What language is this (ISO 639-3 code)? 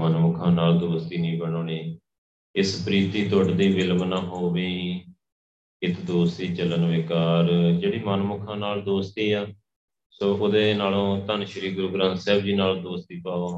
pan